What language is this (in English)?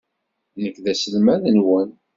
Kabyle